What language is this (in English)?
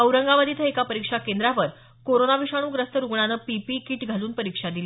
Marathi